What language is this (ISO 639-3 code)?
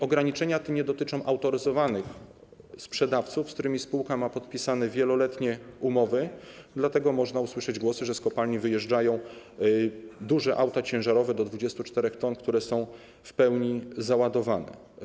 pol